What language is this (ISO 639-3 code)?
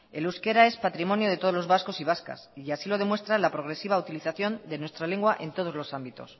spa